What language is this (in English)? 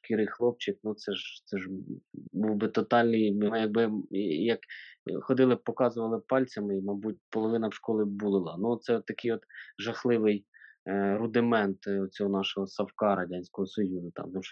Ukrainian